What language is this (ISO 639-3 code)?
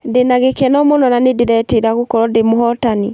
kik